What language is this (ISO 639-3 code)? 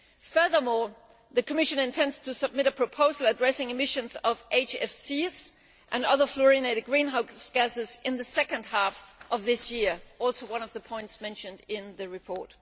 eng